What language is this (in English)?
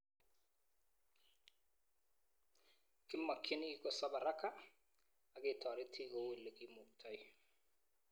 Kalenjin